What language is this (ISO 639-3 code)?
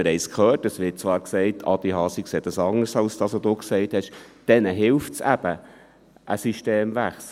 gsw